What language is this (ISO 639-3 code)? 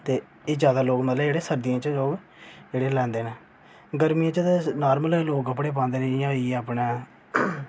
doi